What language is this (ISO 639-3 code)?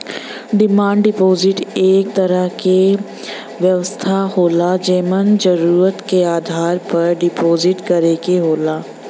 bho